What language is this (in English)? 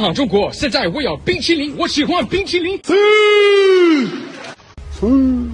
English